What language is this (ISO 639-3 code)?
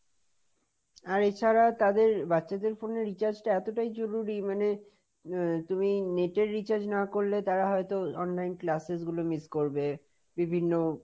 ben